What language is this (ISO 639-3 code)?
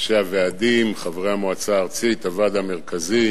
heb